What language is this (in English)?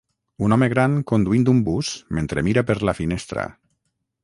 Catalan